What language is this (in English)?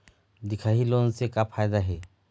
Chhattisgarhi